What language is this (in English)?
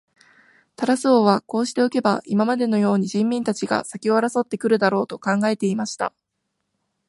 Japanese